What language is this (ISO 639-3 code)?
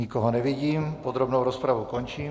ces